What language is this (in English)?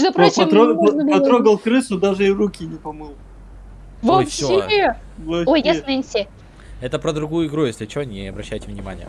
Russian